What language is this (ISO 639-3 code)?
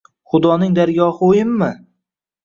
uzb